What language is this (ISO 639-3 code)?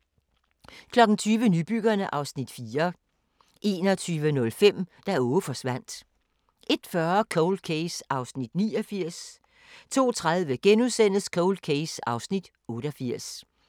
dan